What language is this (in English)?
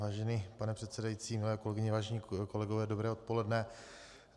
Czech